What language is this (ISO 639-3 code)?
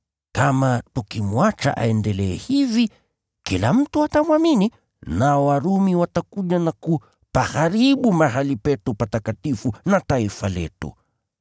swa